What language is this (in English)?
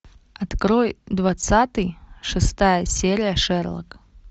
Russian